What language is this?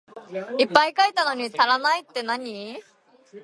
Japanese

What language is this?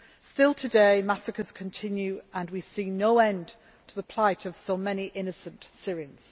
English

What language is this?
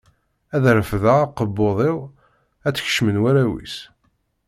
Kabyle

